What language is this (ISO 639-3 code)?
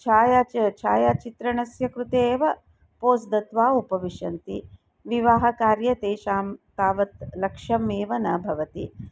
san